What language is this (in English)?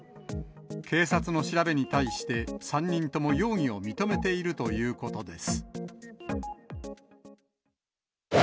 Japanese